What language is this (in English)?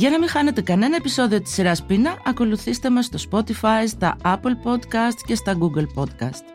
Greek